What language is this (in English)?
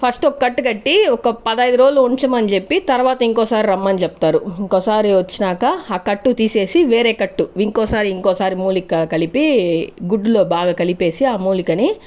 Telugu